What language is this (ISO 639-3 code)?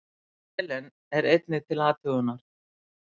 isl